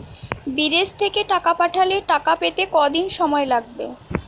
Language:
Bangla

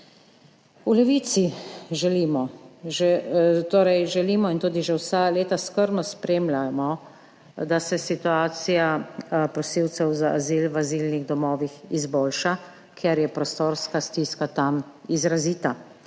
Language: Slovenian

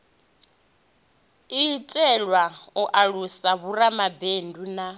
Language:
Venda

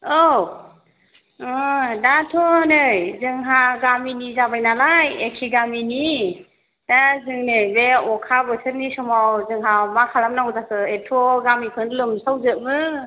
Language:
Bodo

